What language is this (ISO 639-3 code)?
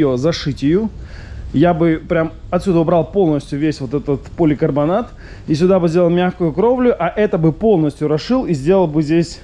rus